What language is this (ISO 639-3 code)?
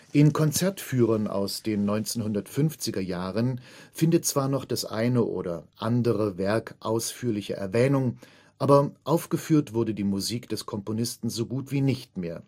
deu